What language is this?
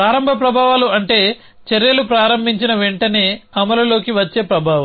Telugu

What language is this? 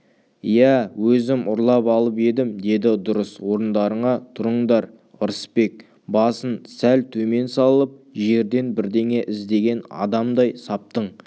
Kazakh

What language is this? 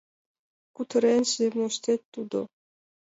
Mari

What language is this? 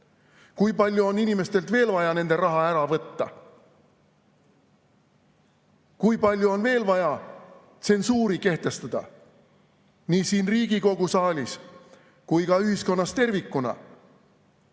Estonian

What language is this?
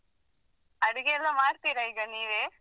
Kannada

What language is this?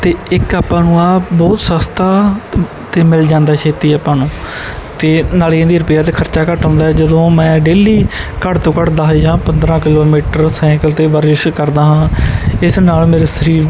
Punjabi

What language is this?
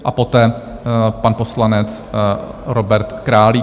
Czech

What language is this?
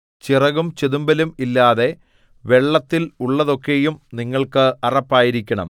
Malayalam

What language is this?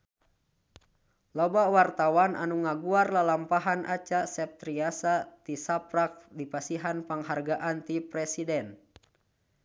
Sundanese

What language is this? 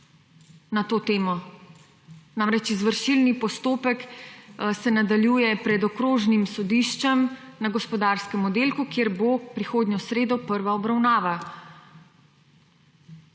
Slovenian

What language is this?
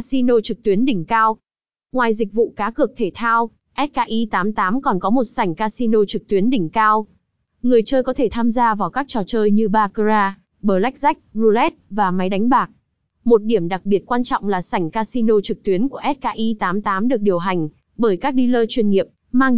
Vietnamese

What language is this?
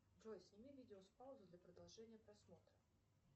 Russian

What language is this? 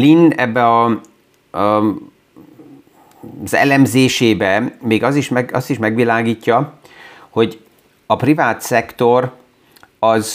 Hungarian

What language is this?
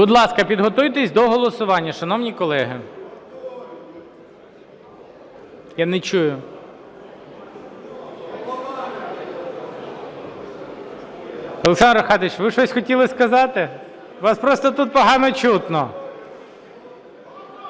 Ukrainian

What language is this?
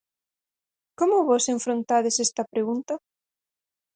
Galician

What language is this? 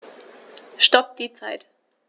German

